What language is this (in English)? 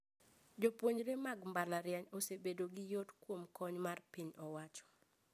Luo (Kenya and Tanzania)